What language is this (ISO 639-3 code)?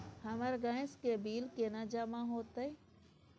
mai